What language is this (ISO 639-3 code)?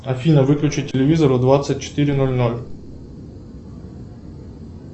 rus